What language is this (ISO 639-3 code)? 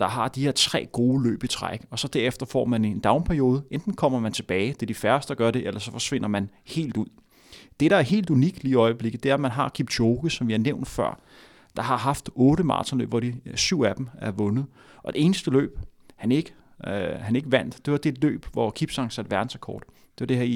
dan